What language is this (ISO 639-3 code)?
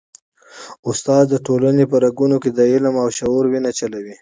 pus